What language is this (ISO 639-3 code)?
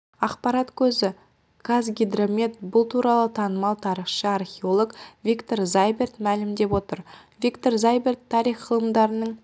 kaz